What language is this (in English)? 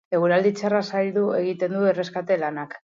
Basque